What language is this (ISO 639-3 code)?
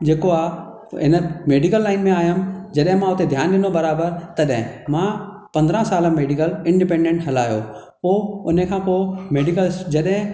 snd